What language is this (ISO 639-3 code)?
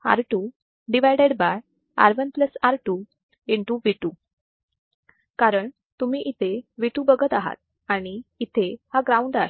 mar